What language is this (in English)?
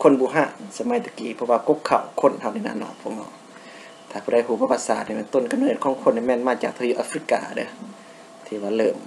Thai